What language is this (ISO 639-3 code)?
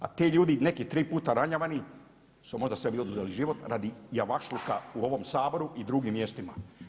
hrv